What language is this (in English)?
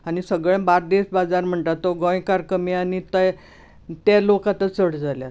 Konkani